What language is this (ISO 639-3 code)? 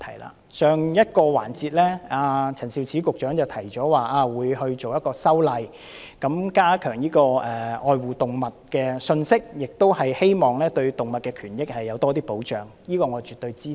yue